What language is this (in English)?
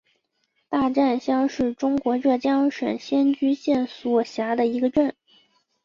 Chinese